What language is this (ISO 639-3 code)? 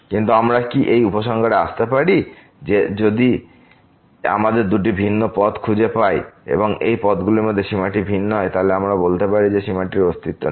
ben